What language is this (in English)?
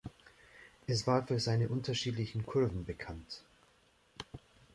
German